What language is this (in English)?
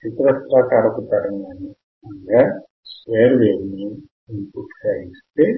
Telugu